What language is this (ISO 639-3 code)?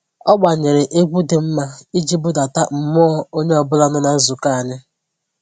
ibo